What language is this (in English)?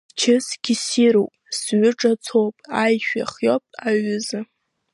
Abkhazian